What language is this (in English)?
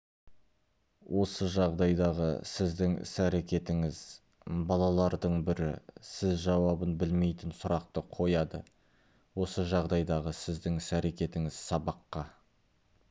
Kazakh